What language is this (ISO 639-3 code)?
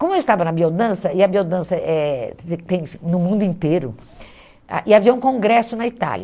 por